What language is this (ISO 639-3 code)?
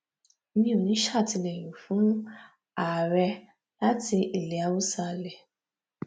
yor